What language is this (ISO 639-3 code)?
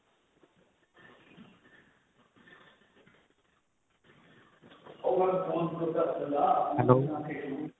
pan